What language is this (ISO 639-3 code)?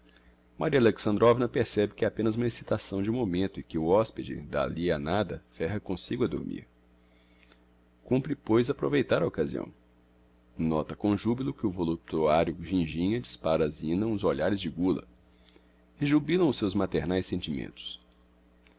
por